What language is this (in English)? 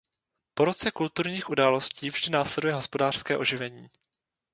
Czech